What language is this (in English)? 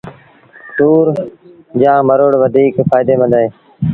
Sindhi Bhil